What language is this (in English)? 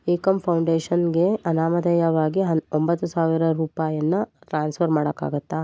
Kannada